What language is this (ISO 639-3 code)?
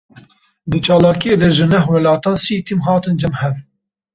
kur